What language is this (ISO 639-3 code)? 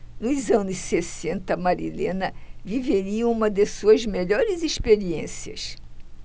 por